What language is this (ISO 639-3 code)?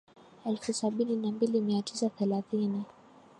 swa